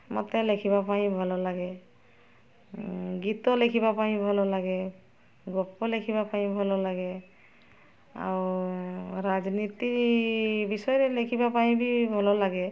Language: Odia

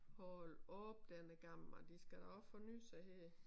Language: Danish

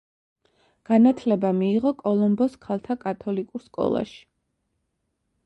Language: Georgian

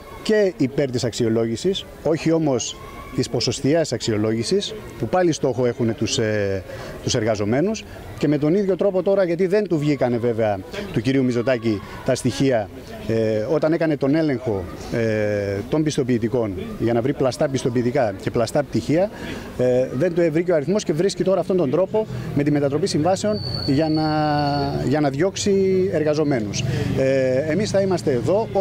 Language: Greek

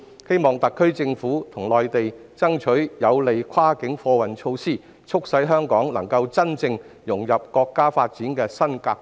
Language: Cantonese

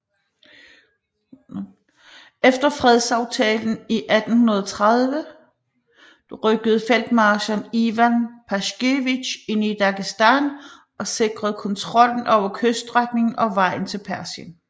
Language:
Danish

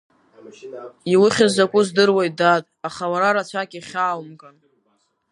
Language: Abkhazian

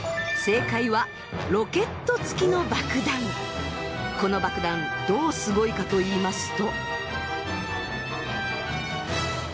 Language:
Japanese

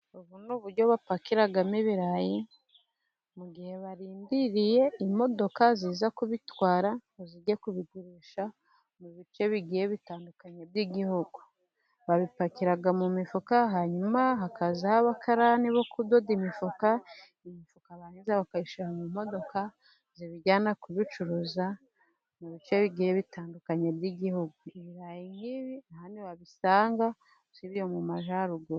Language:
Kinyarwanda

